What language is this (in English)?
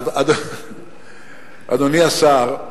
Hebrew